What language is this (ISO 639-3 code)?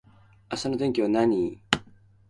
jpn